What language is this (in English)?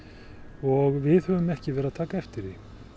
Icelandic